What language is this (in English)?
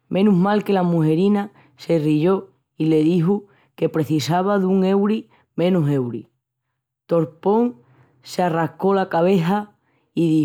Extremaduran